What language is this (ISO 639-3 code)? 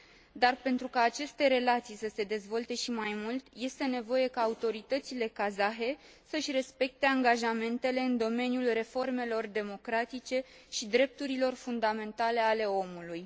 ron